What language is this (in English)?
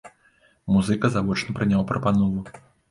Belarusian